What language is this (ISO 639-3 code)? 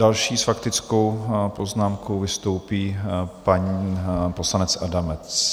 ces